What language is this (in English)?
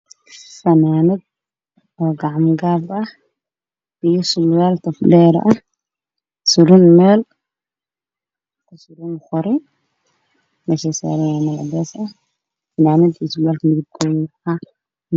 Somali